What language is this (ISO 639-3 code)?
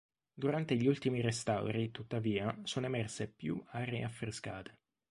ita